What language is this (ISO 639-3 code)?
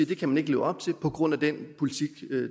dan